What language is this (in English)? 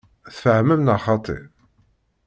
Kabyle